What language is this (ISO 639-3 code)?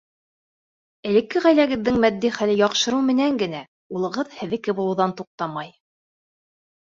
bak